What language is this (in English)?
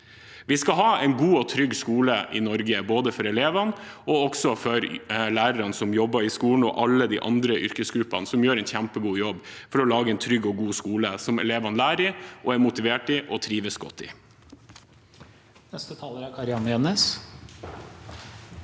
Norwegian